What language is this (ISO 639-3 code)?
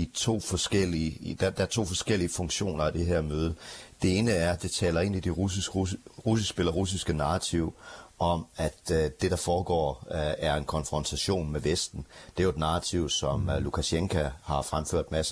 dan